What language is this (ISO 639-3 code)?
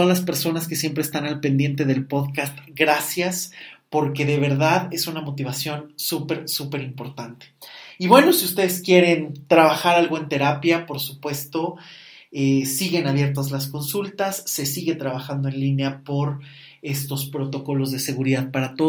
spa